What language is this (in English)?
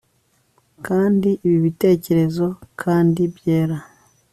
Kinyarwanda